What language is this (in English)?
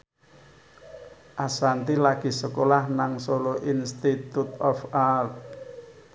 Javanese